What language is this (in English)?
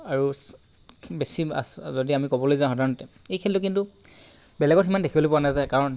Assamese